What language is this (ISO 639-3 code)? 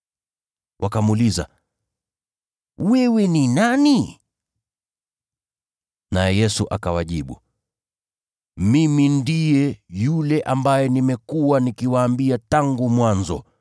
swa